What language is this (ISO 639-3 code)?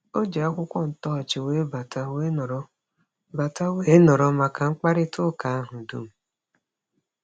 ibo